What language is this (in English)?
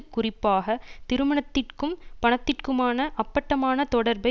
Tamil